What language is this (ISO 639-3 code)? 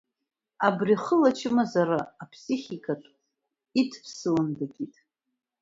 abk